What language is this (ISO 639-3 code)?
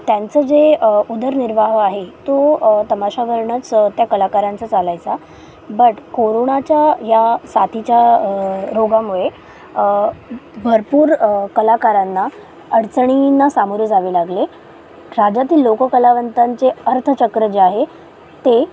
mar